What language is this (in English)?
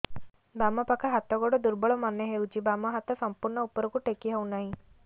Odia